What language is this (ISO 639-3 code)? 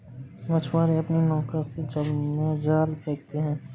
hin